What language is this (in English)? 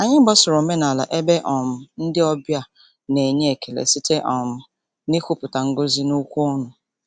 Igbo